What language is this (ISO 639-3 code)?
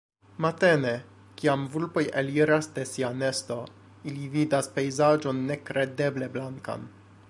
epo